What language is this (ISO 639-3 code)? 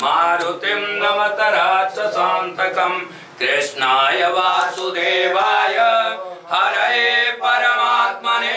hin